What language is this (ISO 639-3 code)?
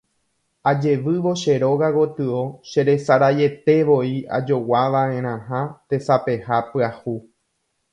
grn